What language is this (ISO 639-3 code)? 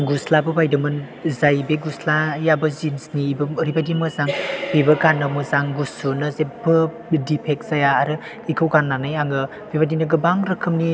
brx